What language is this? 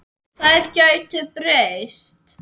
Icelandic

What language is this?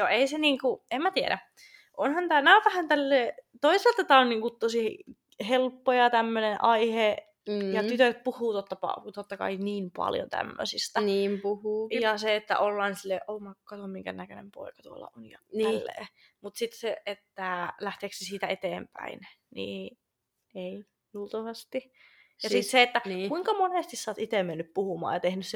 Finnish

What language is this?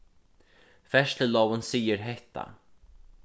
Faroese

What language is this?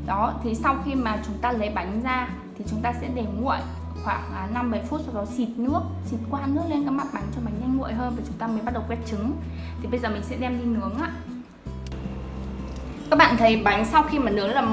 Vietnamese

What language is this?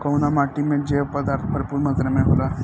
Bhojpuri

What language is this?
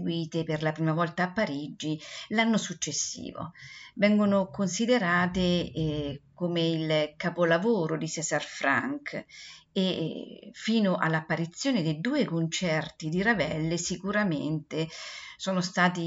Italian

